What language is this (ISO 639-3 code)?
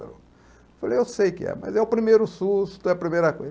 por